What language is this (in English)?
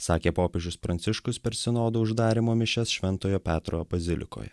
Lithuanian